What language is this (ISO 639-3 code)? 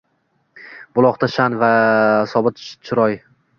uzb